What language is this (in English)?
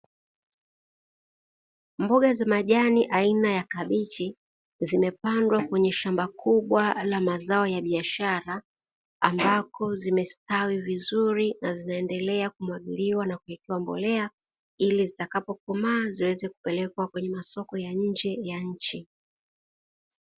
Swahili